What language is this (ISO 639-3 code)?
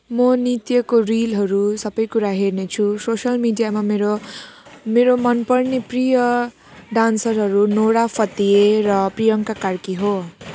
nep